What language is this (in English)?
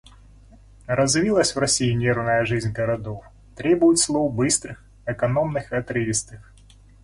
Russian